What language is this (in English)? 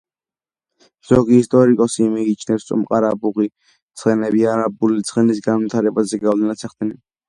Georgian